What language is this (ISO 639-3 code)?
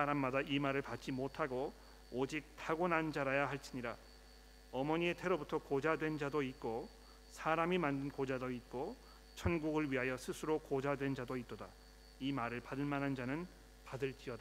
kor